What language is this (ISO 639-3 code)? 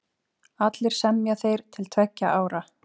isl